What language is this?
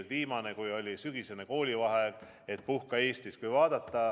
Estonian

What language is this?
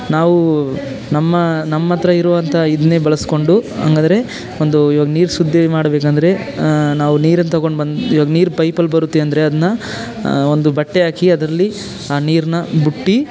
Kannada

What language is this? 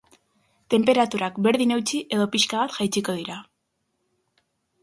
Basque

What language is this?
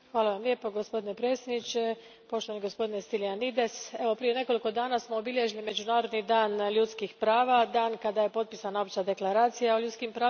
Croatian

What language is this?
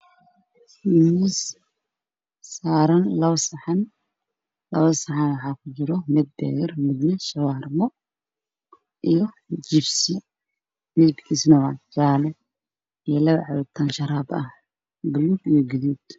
Somali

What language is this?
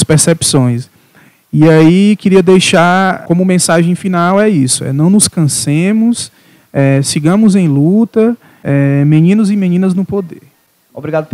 Portuguese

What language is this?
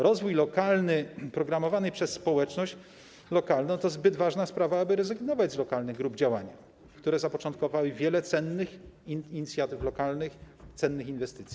Polish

